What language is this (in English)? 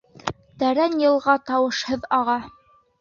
Bashkir